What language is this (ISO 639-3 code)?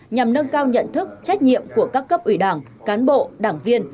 vie